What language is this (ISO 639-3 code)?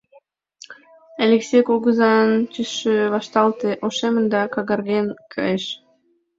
chm